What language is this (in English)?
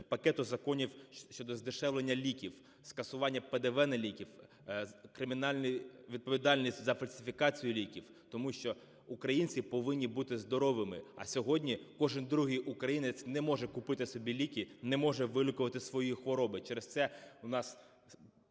Ukrainian